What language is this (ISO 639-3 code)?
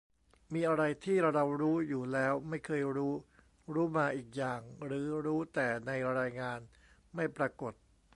tha